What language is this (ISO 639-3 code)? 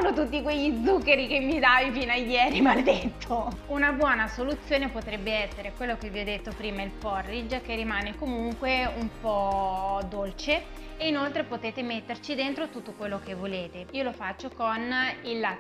ita